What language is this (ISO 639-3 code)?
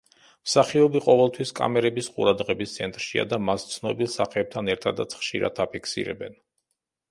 kat